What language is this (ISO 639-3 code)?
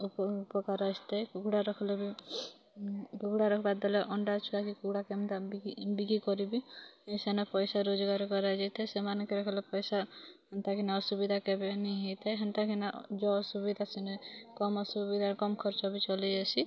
ori